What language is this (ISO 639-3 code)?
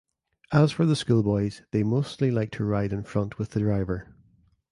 eng